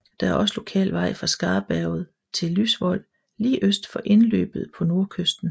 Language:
Danish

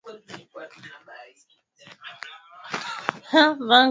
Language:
Swahili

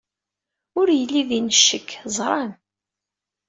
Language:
Kabyle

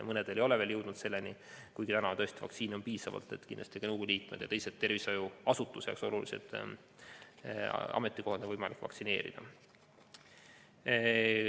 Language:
Estonian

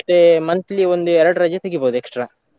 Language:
Kannada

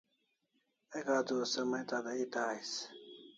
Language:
Kalasha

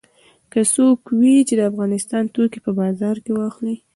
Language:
Pashto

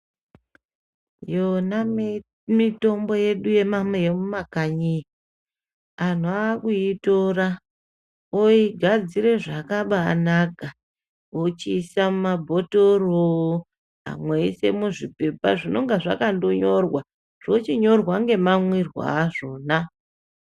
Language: Ndau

